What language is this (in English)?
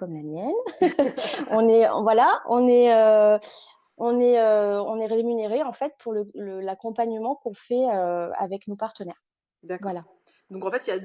French